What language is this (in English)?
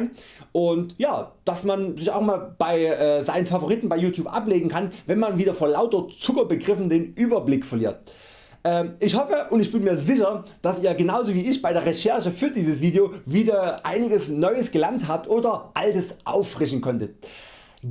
German